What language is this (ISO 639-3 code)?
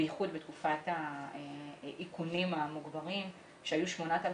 heb